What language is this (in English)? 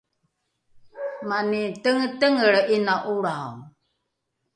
Rukai